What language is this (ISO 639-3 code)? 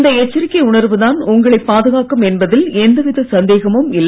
tam